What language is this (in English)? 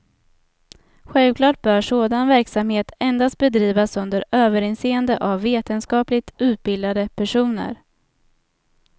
Swedish